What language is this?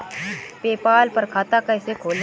Hindi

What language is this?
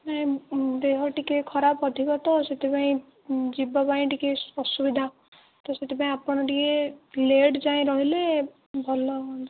Odia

